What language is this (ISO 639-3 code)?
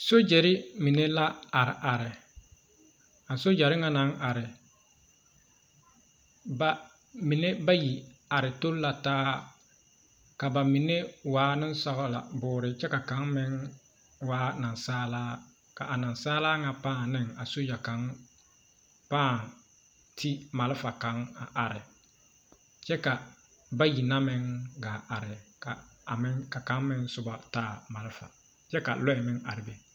dga